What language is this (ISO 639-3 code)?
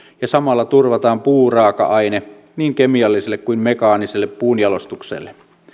fin